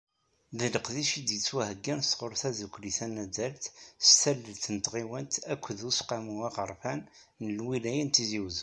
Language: Kabyle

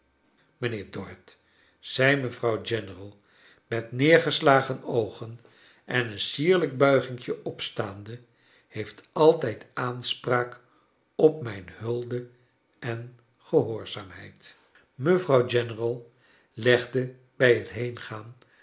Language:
Dutch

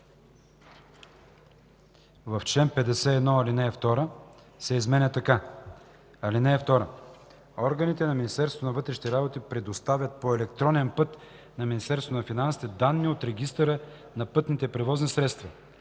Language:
Bulgarian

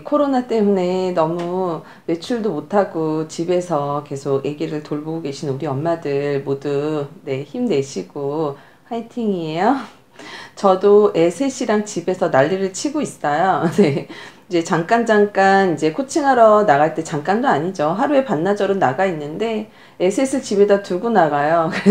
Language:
Korean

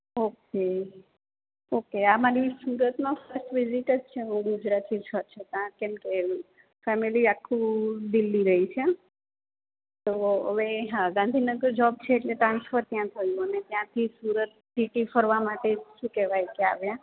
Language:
Gujarati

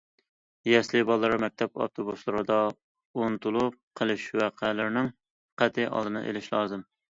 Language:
Uyghur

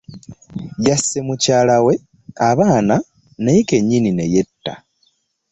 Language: Ganda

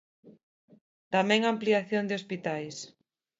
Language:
Galician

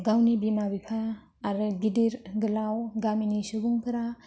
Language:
Bodo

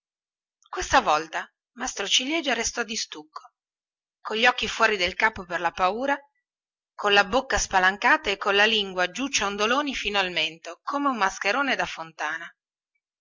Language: Italian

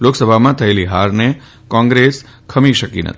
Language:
Gujarati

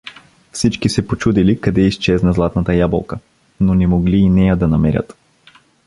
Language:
Bulgarian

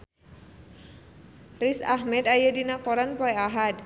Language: Sundanese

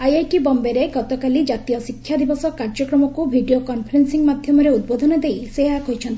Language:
Odia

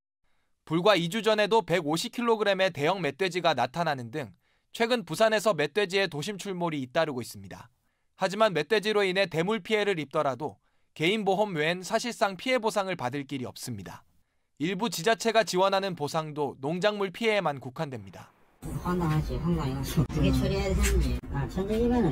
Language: Korean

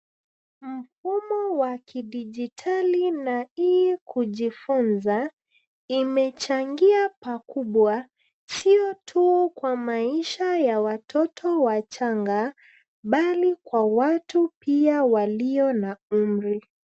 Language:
Swahili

